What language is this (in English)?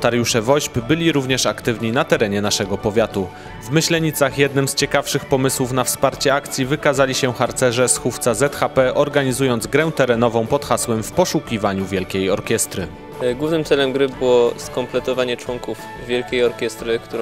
Polish